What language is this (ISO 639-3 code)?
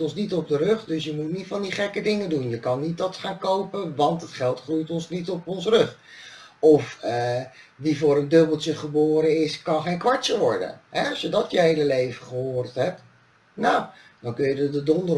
nld